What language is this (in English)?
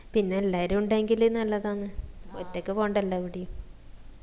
Malayalam